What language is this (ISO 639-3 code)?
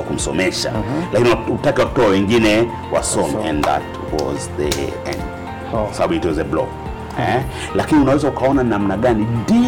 swa